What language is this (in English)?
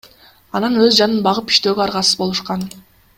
Kyrgyz